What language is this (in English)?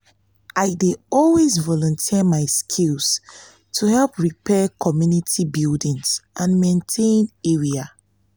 Nigerian Pidgin